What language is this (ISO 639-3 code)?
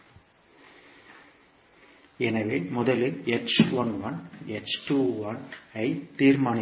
tam